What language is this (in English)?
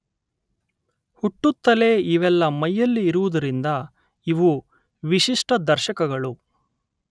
Kannada